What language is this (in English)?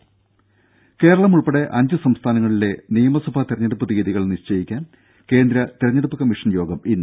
Malayalam